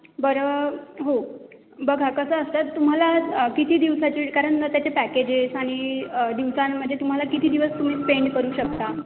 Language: Marathi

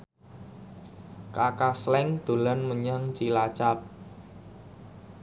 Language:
Javanese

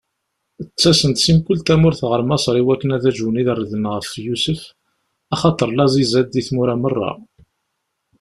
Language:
Kabyle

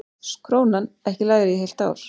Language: Icelandic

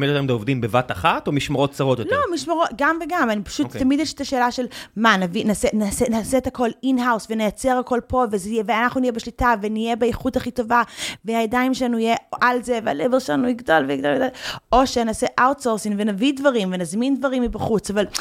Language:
Hebrew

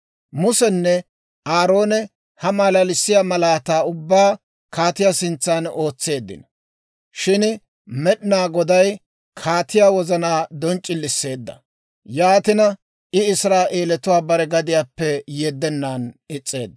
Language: Dawro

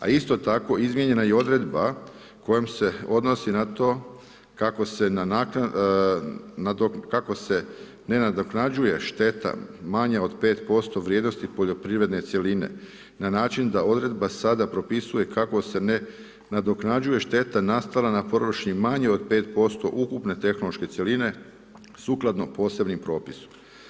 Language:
Croatian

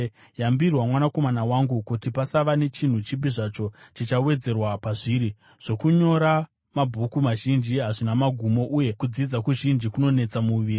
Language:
Shona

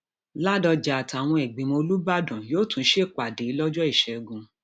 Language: Yoruba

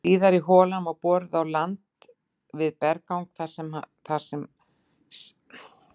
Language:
Icelandic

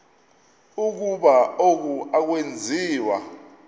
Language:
Xhosa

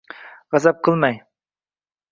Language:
Uzbek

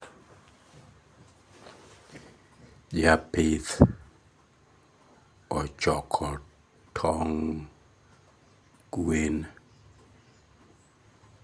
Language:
Luo (Kenya and Tanzania)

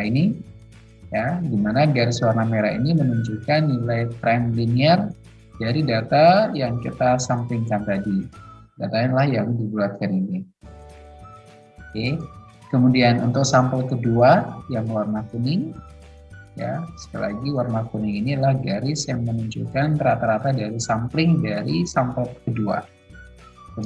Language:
Indonesian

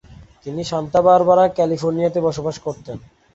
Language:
Bangla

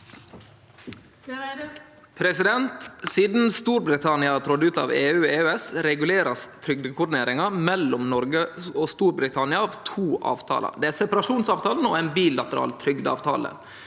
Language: Norwegian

